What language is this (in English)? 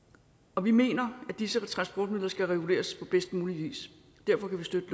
Danish